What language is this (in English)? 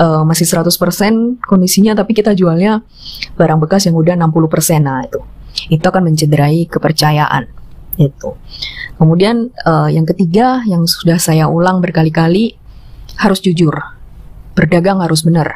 Indonesian